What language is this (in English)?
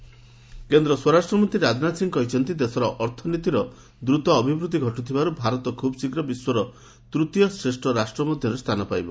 Odia